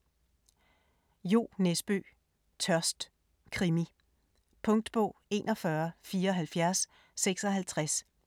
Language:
Danish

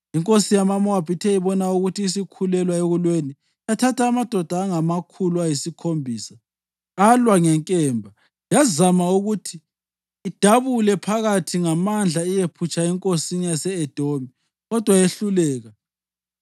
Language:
North Ndebele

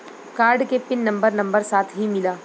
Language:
Bhojpuri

